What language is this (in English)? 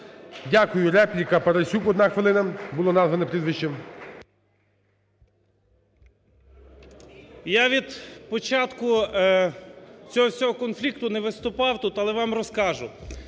Ukrainian